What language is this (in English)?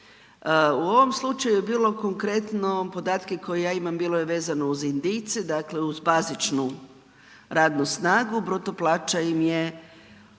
Croatian